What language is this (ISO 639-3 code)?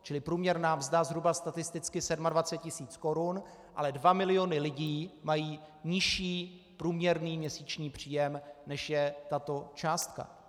ces